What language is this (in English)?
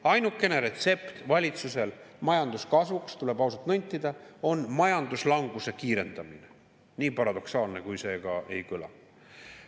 Estonian